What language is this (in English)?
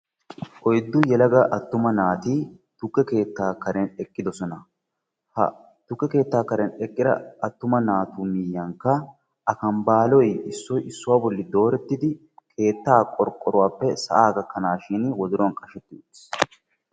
Wolaytta